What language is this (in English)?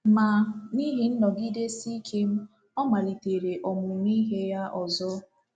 Igbo